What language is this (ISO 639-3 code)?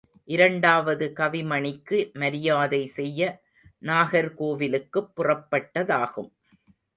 tam